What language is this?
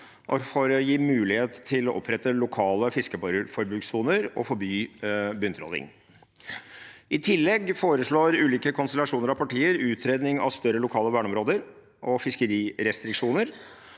Norwegian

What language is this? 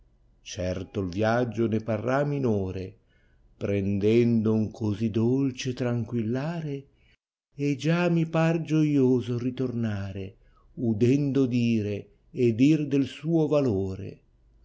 Italian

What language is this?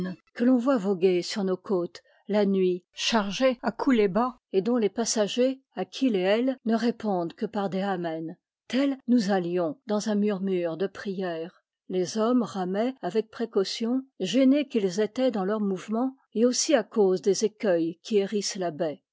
French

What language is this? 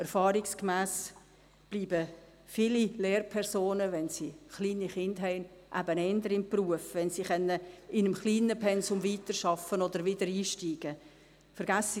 Swiss German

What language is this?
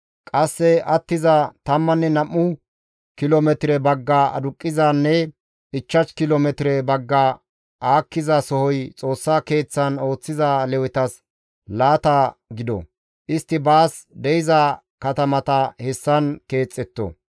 Gamo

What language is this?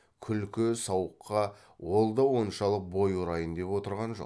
Kazakh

